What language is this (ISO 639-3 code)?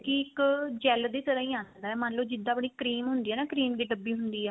pan